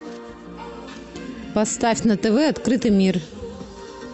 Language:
Russian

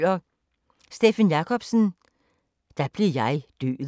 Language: Danish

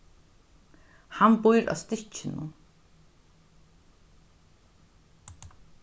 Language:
Faroese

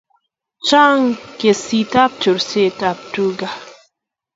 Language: Kalenjin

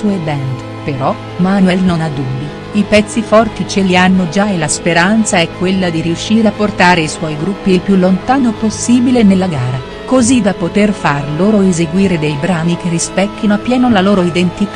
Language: Italian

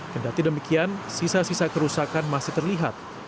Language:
Indonesian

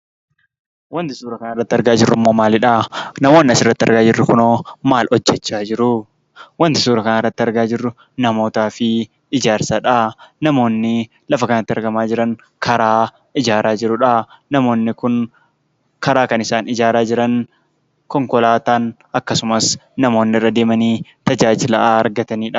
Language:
Oromo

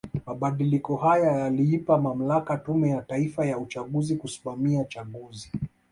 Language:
Swahili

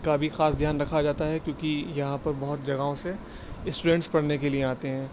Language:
Urdu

